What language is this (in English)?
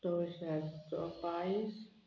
Konkani